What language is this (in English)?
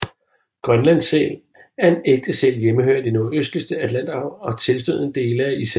Danish